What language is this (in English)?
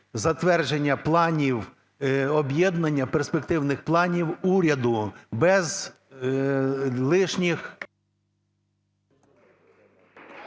Ukrainian